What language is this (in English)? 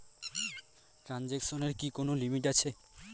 Bangla